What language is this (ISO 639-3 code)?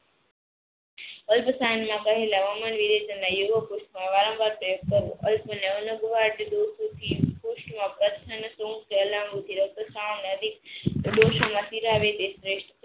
guj